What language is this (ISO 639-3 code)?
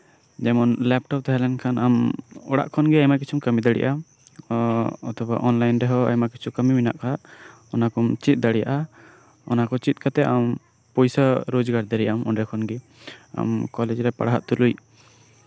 sat